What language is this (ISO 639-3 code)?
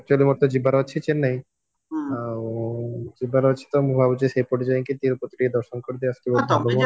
ori